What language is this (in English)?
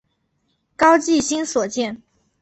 Chinese